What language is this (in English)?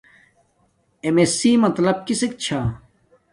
Domaaki